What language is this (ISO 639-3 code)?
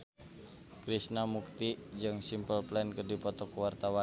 sun